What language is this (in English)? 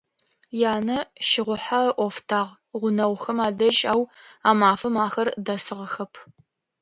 Adyghe